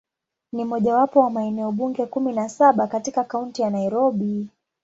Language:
Swahili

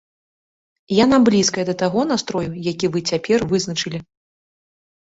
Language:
Belarusian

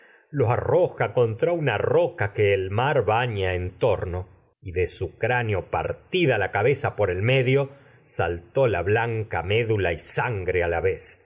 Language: Spanish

